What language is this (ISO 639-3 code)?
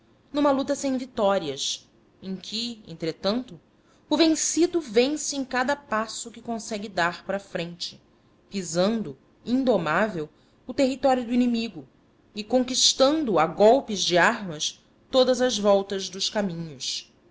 por